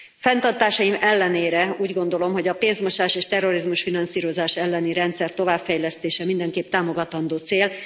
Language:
Hungarian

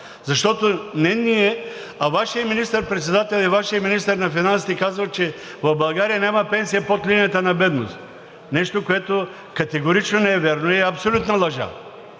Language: Bulgarian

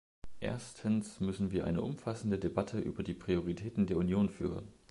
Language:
German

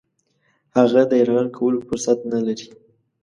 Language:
Pashto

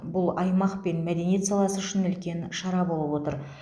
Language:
Kazakh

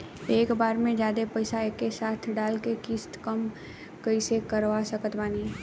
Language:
Bhojpuri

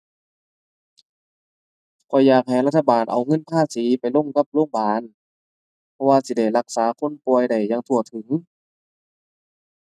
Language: Thai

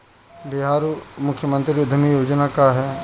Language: Bhojpuri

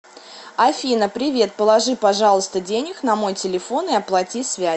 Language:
Russian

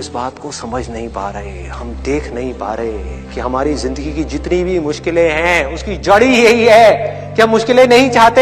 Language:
Hindi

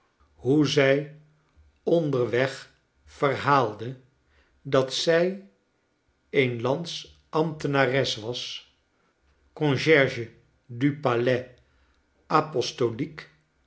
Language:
Dutch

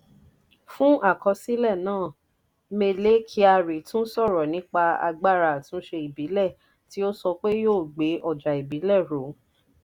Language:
Yoruba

